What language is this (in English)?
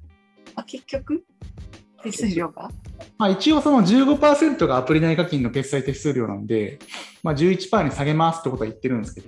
Japanese